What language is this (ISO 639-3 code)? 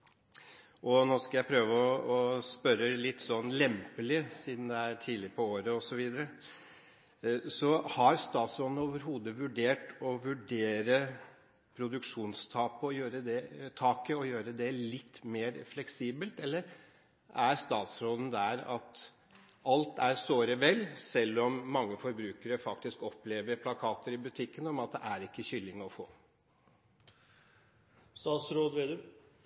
nob